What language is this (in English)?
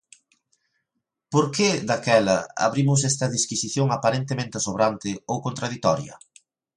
Galician